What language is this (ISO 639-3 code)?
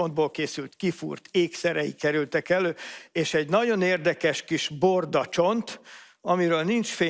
hun